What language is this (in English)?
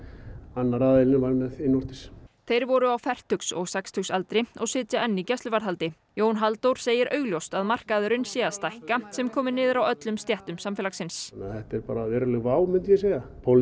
Icelandic